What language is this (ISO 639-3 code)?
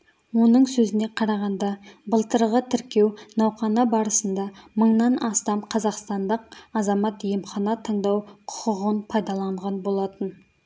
kaz